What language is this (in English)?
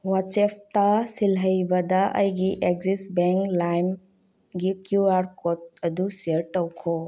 Manipuri